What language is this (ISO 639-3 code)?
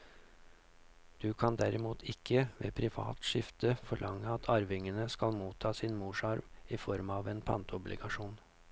nor